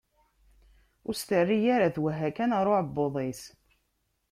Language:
Kabyle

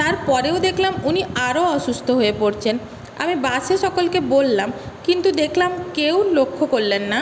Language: Bangla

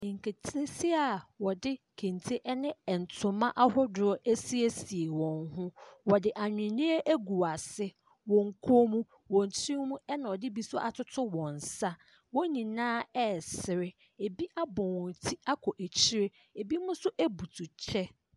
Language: Akan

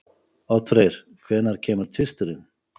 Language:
Icelandic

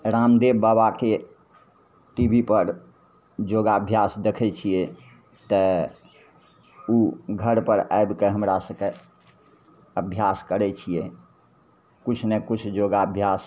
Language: Maithili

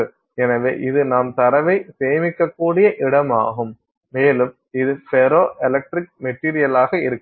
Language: Tamil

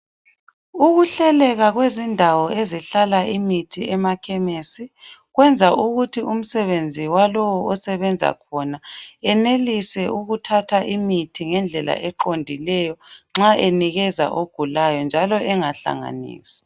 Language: North Ndebele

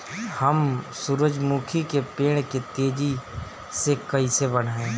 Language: Bhojpuri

